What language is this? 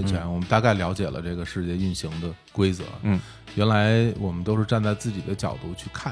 Chinese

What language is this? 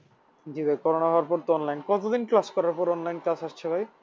Bangla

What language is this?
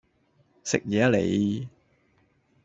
Cantonese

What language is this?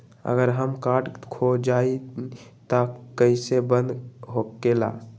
Magahi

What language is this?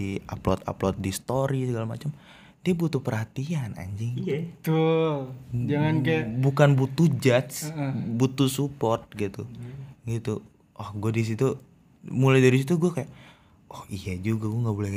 Indonesian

